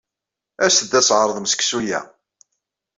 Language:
Kabyle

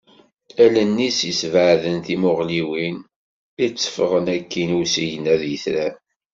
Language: Kabyle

